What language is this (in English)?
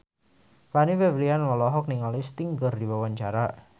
Sundanese